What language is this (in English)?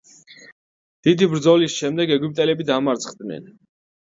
Georgian